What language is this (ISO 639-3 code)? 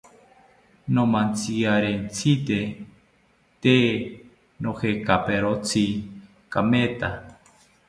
cpy